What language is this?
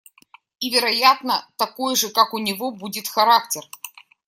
Russian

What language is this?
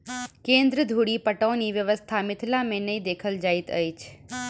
Maithili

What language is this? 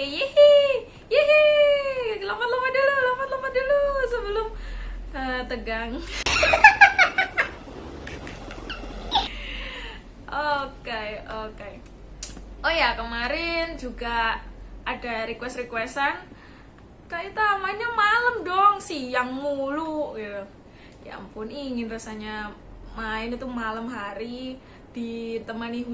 Indonesian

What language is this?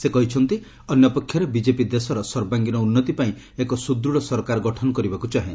Odia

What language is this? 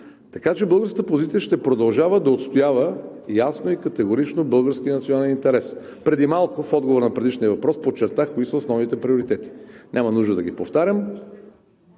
Bulgarian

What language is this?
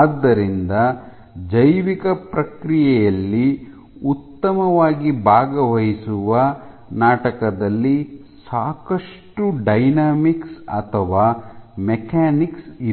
Kannada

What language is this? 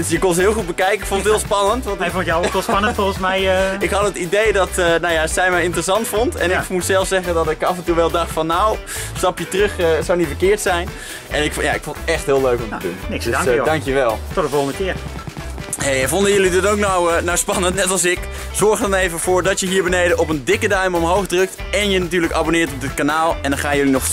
Dutch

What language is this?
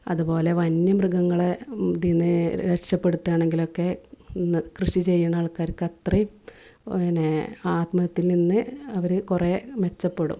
Malayalam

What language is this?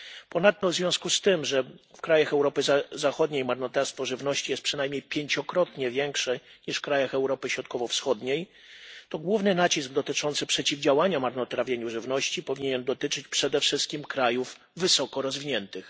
Polish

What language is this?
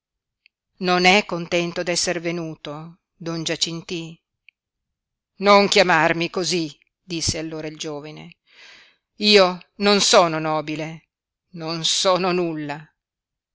Italian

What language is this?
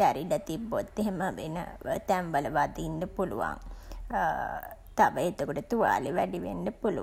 Sinhala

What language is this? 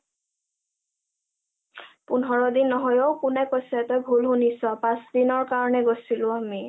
Assamese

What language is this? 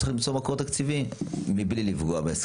Hebrew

